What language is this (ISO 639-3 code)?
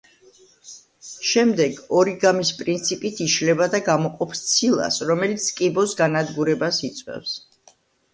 kat